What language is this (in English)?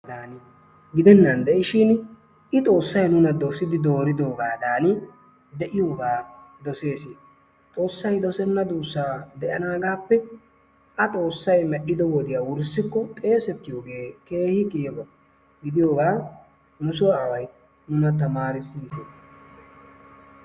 Wolaytta